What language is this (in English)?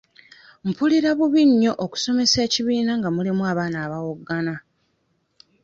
Ganda